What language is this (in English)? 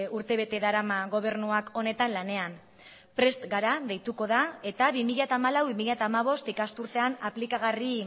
Basque